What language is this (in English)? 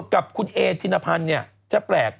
Thai